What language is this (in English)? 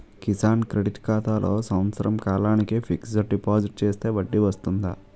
Telugu